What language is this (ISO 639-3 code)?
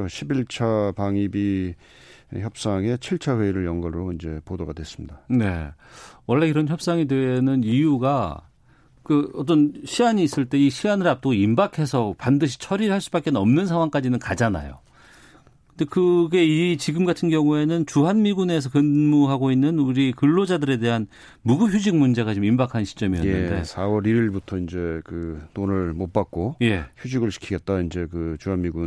kor